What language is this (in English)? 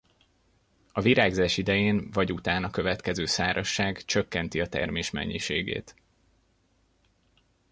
Hungarian